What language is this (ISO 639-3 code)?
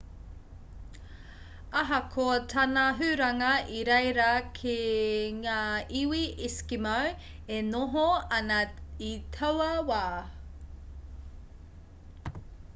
mri